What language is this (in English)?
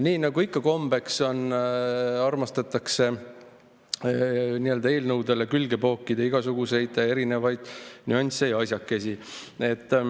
Estonian